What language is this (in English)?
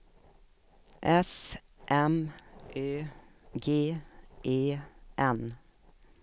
Swedish